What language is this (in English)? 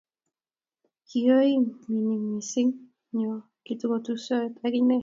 Kalenjin